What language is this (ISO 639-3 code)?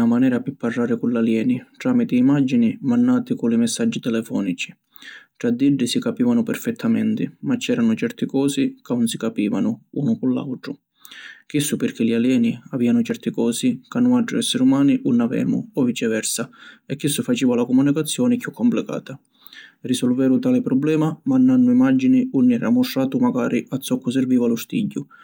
scn